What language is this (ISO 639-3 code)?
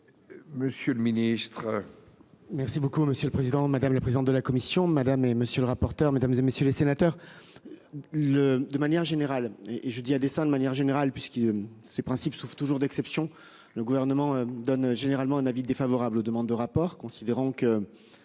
fra